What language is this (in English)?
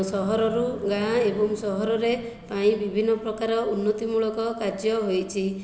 Odia